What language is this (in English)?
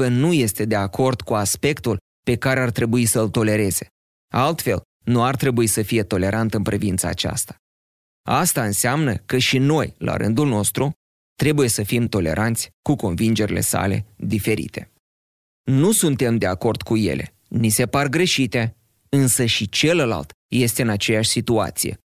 Romanian